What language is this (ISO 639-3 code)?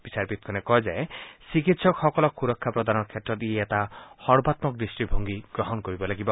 asm